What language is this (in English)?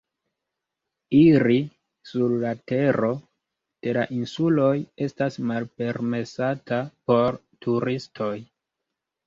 Esperanto